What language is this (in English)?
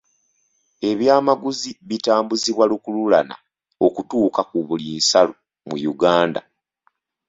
Ganda